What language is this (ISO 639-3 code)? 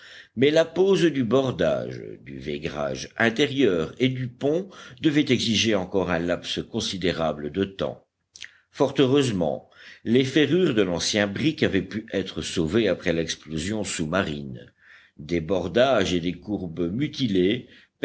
fra